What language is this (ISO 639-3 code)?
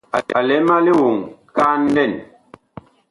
bkh